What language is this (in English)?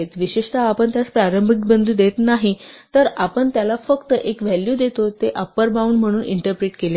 Marathi